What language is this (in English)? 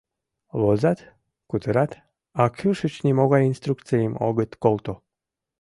Mari